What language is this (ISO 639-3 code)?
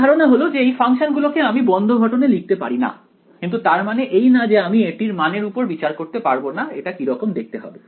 ben